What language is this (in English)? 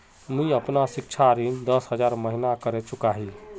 Magahi